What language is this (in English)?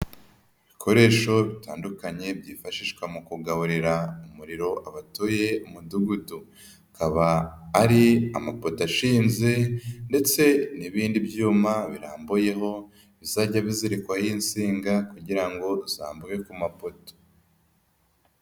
Kinyarwanda